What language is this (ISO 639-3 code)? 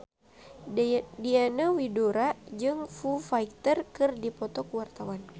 sun